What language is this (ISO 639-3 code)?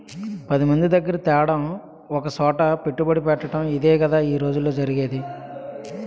tel